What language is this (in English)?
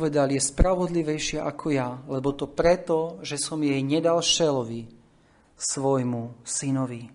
Slovak